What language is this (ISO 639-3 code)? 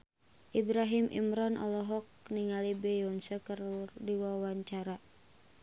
sun